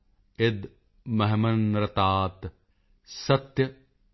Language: Punjabi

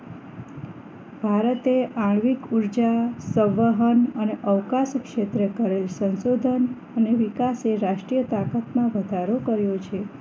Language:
Gujarati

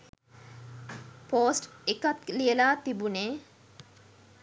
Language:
Sinhala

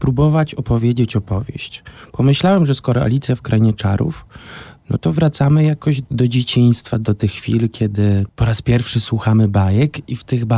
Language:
Polish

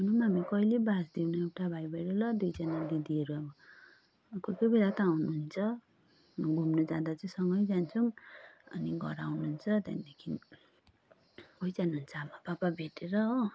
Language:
Nepali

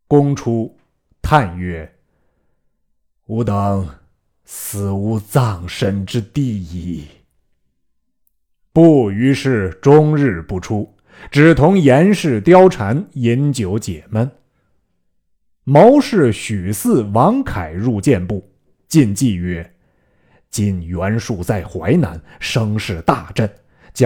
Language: Chinese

